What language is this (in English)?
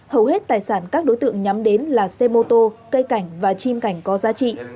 Vietnamese